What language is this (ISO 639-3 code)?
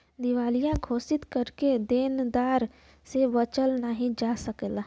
bho